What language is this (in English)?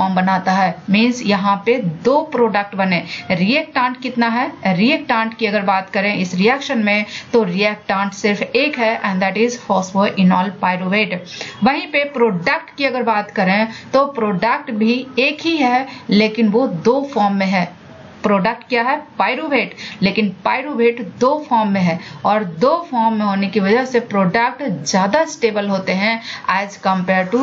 Hindi